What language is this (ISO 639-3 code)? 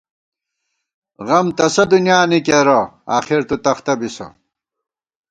gwt